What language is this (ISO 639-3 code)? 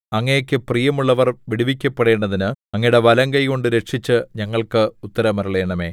mal